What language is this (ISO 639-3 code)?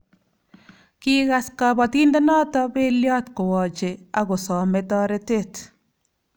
kln